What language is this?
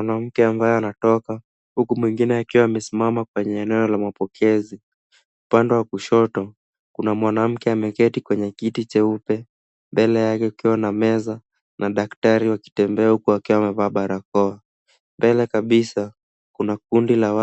Swahili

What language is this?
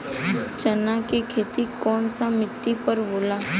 Bhojpuri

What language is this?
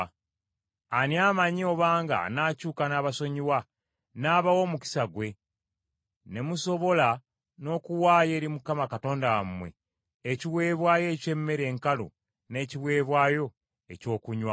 Ganda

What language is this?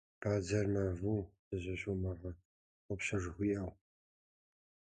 Kabardian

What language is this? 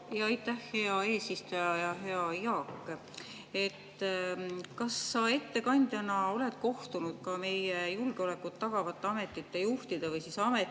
Estonian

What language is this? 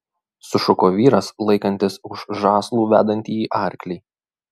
Lithuanian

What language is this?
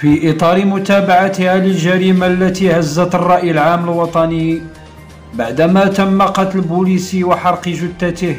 Arabic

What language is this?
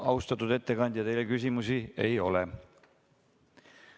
Estonian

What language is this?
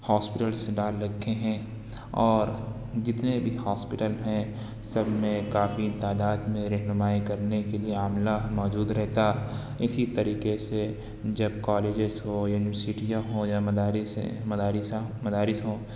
Urdu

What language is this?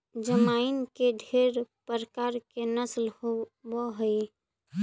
Magahi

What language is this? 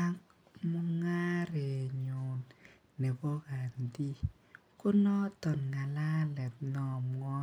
Kalenjin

